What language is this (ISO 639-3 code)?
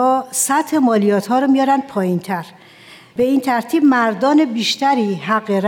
fas